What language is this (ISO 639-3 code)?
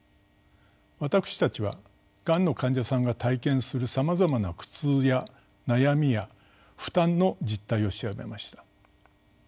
jpn